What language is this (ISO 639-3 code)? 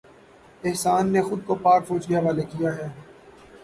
urd